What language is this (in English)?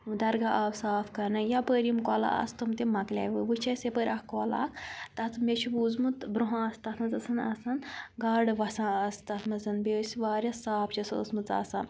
Kashmiri